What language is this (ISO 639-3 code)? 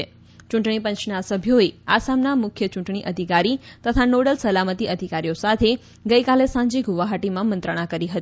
guj